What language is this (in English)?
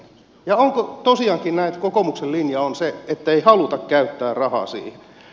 Finnish